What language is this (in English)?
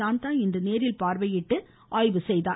Tamil